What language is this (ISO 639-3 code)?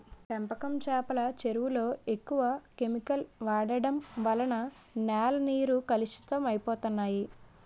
tel